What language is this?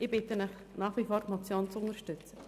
Swiss German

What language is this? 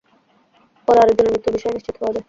Bangla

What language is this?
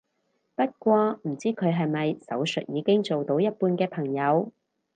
Cantonese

